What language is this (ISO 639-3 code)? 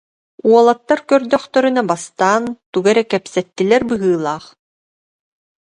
sah